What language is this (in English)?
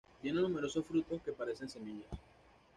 Spanish